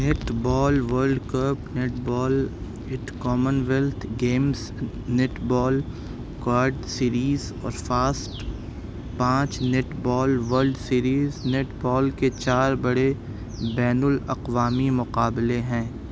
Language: Urdu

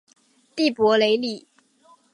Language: Chinese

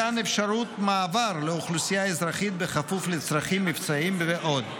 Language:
Hebrew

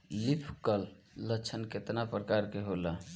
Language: Bhojpuri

